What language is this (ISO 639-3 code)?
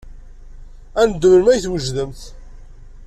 kab